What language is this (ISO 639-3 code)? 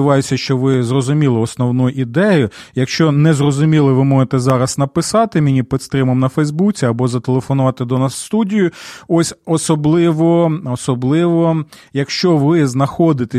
ukr